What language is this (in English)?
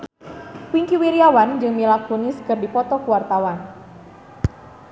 Sundanese